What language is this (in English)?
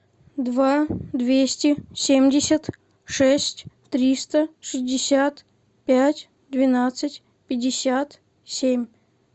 Russian